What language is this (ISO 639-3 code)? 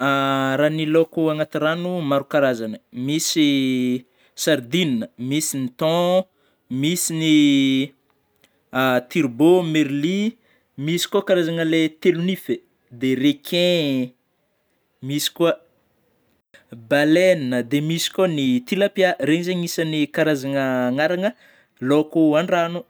bmm